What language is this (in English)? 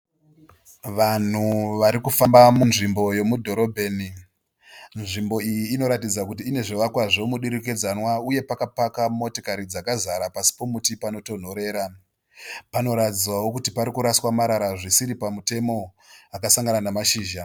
Shona